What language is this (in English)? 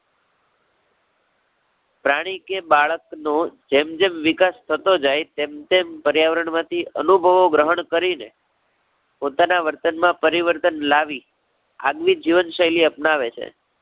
Gujarati